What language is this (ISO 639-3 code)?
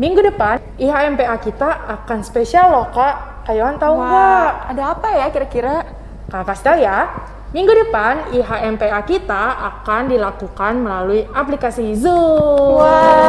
ind